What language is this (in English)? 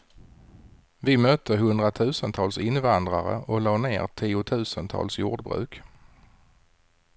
Swedish